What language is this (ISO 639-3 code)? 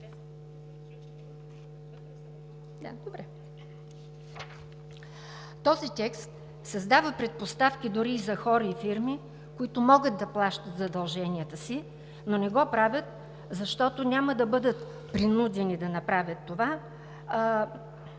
bul